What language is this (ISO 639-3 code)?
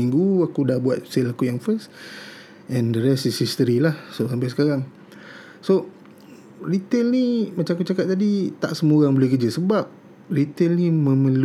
msa